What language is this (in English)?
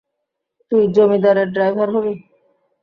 Bangla